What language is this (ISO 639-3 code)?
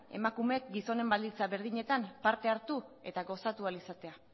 eus